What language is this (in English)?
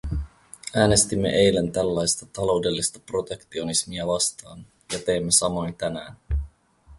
Finnish